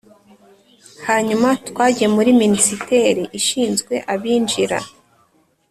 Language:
Kinyarwanda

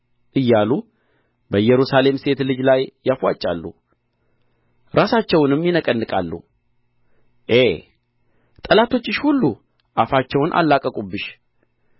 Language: Amharic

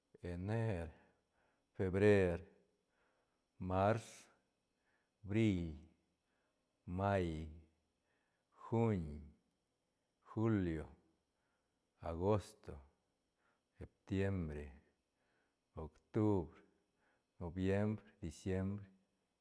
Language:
Santa Catarina Albarradas Zapotec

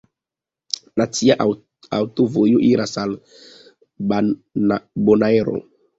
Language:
Esperanto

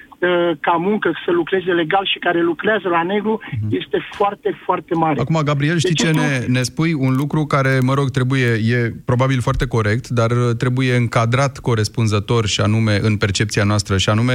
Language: Romanian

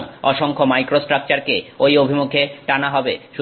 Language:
Bangla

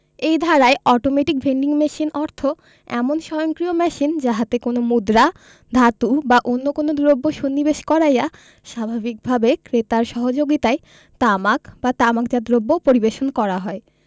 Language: Bangla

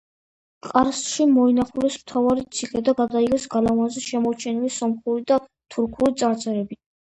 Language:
Georgian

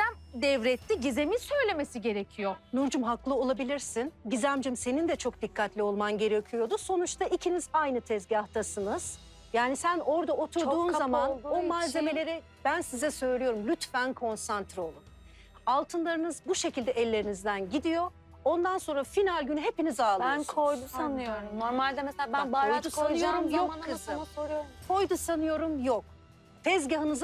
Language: Turkish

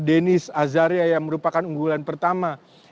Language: Indonesian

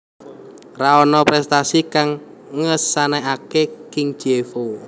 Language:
Javanese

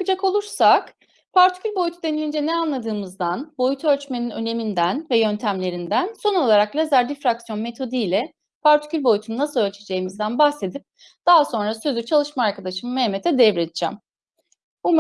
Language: Turkish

